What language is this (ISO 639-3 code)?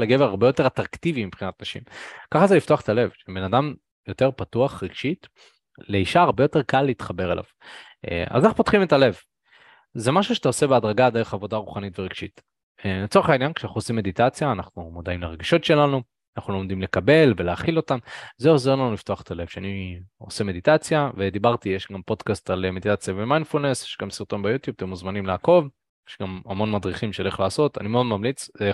heb